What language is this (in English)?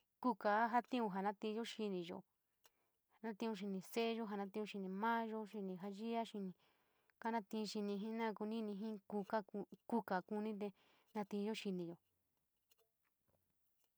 San Miguel El Grande Mixtec